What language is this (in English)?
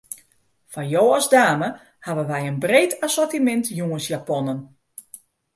Western Frisian